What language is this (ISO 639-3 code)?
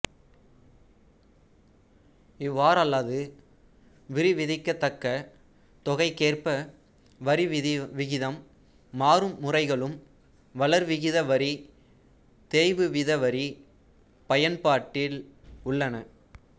tam